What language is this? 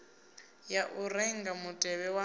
Venda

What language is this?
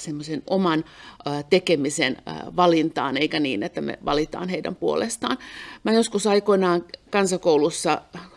Finnish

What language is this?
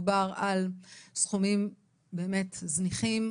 Hebrew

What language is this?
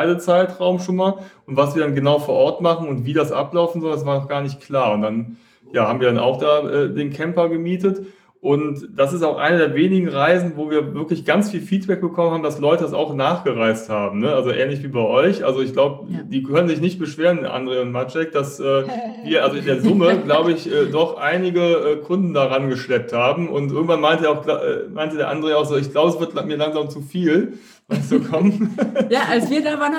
German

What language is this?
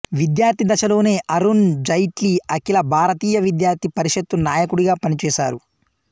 Telugu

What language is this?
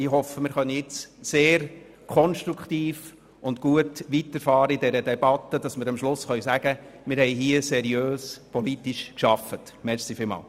Swiss German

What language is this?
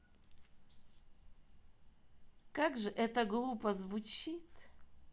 Russian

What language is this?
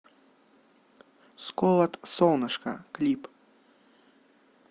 Russian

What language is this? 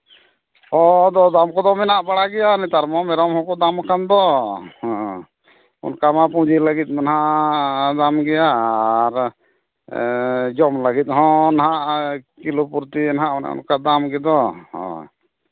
Santali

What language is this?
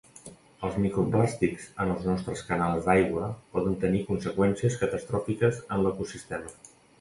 Catalan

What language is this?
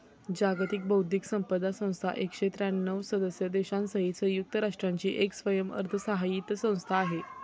Marathi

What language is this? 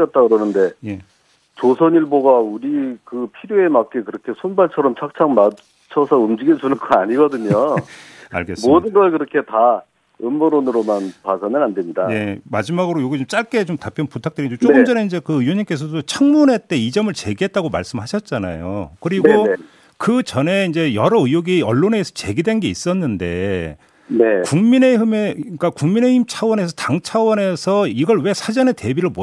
Korean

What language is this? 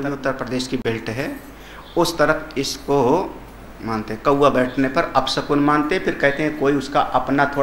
Hindi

